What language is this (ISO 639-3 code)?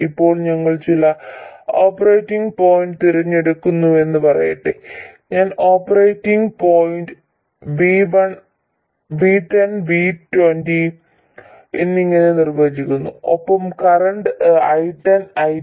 mal